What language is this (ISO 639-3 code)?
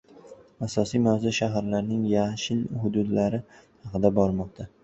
uzb